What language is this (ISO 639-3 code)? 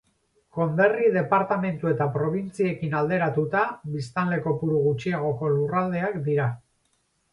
eus